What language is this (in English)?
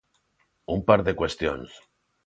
Galician